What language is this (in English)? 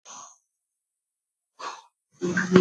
Igbo